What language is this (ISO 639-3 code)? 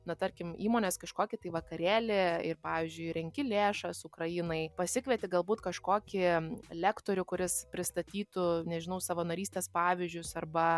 lit